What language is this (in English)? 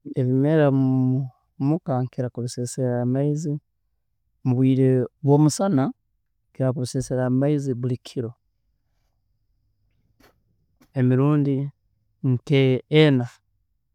Tooro